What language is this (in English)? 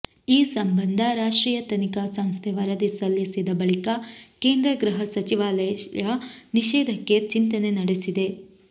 Kannada